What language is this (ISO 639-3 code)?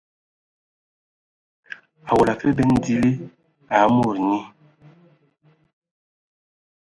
ewo